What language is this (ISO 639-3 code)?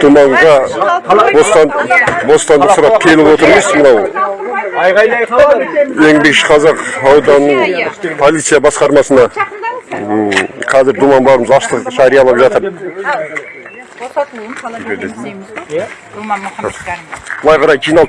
tur